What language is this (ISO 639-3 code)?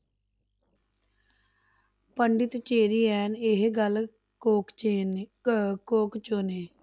pan